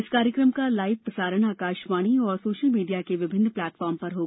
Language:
Hindi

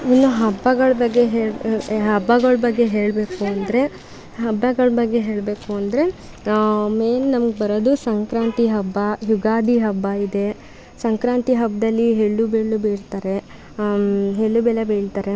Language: Kannada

